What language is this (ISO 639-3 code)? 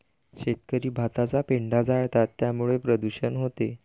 mar